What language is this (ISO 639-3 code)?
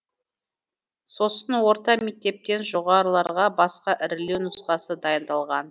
kaz